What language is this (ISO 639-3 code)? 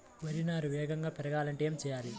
tel